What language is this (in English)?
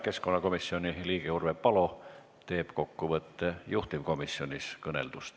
Estonian